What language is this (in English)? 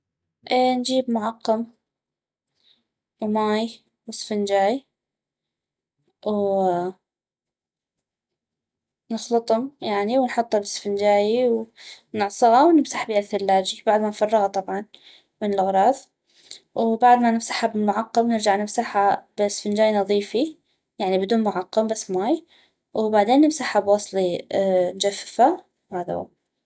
North Mesopotamian Arabic